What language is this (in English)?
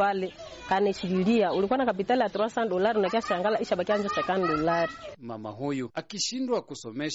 Swahili